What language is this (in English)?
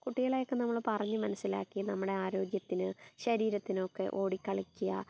Malayalam